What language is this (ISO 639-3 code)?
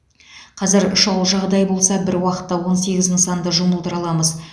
kaz